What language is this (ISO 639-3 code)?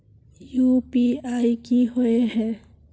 mag